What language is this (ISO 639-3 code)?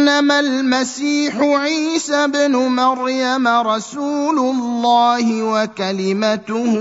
ara